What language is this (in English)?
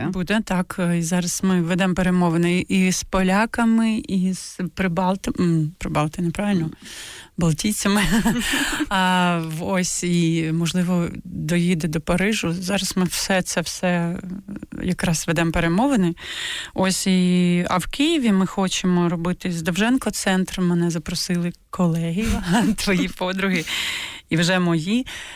Ukrainian